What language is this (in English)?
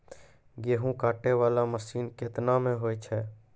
Maithili